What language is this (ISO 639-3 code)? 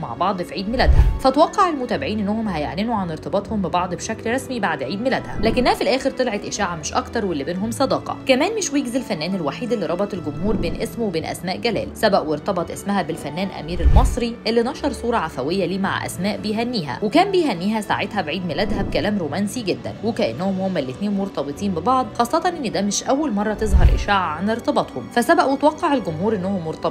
ara